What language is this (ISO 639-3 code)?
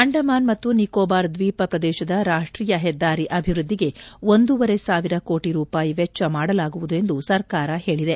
kan